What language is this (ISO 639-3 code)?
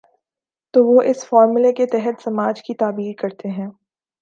urd